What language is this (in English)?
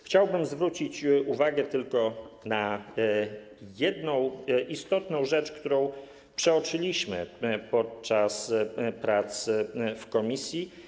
Polish